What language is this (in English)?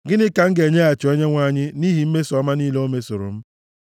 Igbo